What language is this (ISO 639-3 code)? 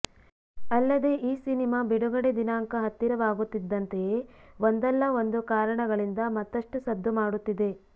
kan